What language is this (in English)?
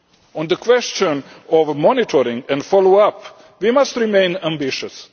English